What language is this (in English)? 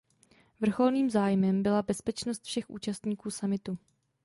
Czech